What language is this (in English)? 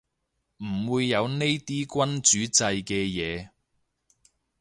Cantonese